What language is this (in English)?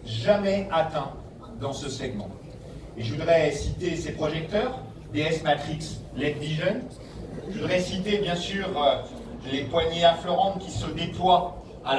French